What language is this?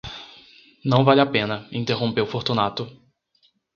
Portuguese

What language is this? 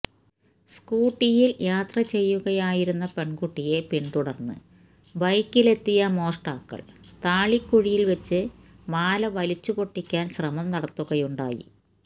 Malayalam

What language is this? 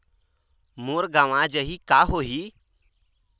Chhattisgarhi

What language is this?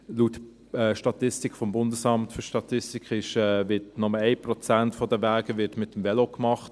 Swiss German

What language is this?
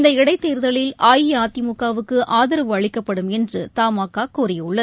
Tamil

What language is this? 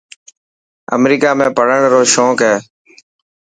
Dhatki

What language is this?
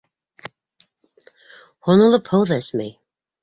Bashkir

